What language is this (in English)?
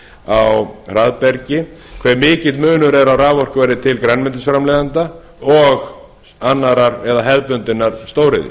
Icelandic